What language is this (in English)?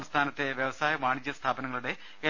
Malayalam